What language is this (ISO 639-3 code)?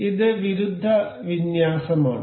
mal